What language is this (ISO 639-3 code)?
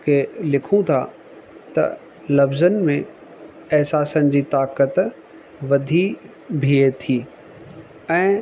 snd